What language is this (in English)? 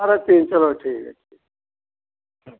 Hindi